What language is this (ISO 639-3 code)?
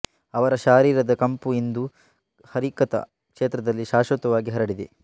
kan